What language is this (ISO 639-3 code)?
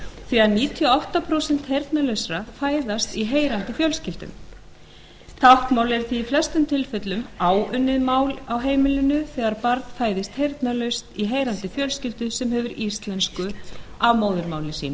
isl